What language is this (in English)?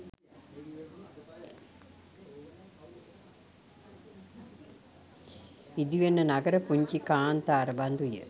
Sinhala